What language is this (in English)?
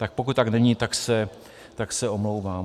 Czech